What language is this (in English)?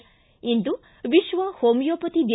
Kannada